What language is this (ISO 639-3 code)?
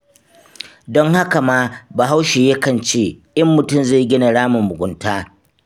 hau